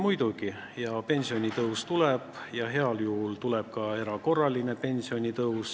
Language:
Estonian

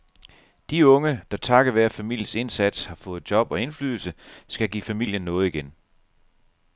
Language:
Danish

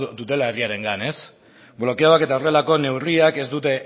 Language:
Basque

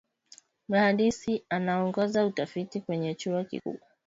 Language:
Swahili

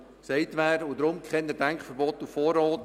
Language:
Swiss German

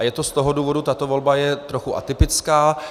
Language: Czech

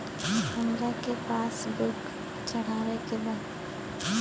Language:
Bhojpuri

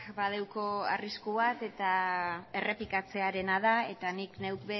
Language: Basque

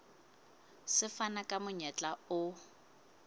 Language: Southern Sotho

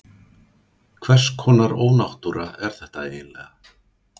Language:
Icelandic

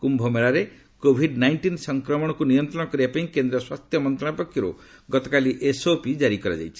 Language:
Odia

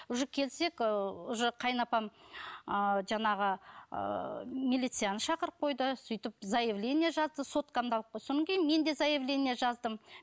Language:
Kazakh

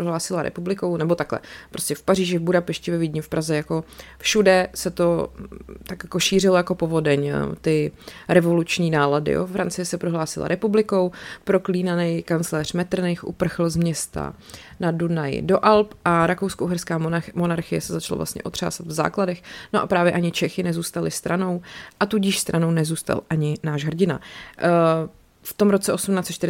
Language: Czech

